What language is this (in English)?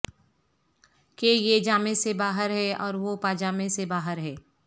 Urdu